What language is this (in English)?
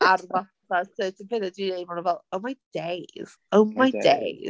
Welsh